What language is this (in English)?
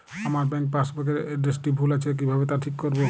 Bangla